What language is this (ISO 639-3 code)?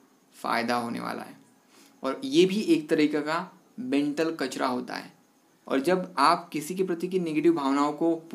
hin